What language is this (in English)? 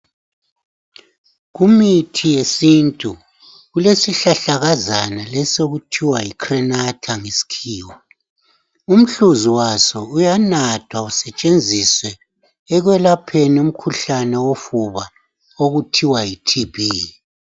North Ndebele